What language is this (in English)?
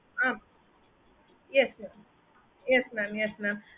Tamil